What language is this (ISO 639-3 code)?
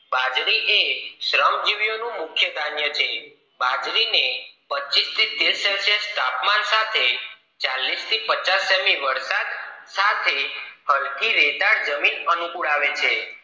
guj